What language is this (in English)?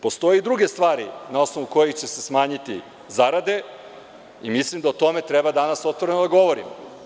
Serbian